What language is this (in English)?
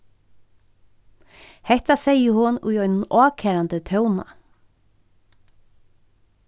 Faroese